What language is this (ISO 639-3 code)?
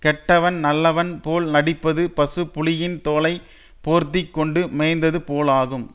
tam